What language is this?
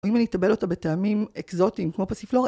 Hebrew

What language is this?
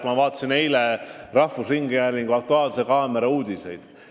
Estonian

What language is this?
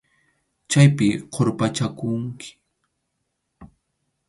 Arequipa-La Unión Quechua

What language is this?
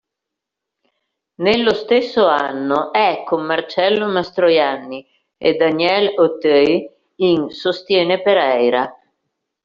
Italian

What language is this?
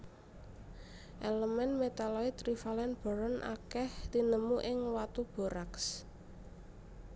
Javanese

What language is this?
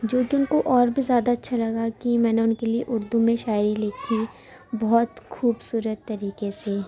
Urdu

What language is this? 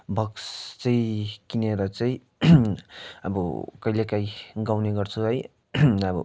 Nepali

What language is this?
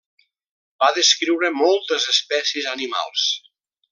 Catalan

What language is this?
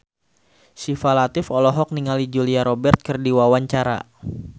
Sundanese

